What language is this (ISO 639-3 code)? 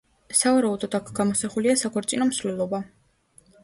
kat